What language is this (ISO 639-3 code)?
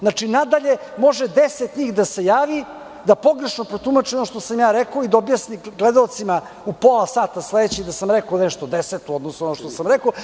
srp